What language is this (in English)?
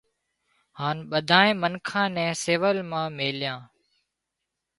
Wadiyara Koli